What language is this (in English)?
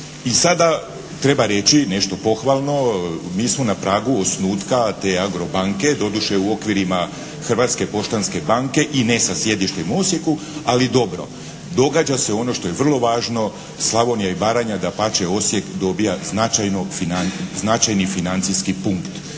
Croatian